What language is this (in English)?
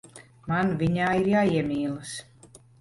Latvian